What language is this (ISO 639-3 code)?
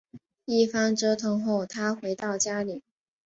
zho